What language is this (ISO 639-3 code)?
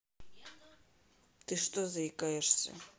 rus